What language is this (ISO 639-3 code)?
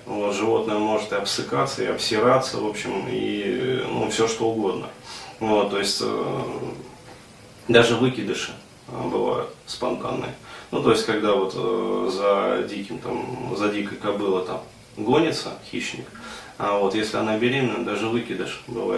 rus